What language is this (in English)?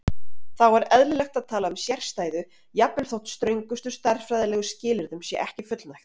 Icelandic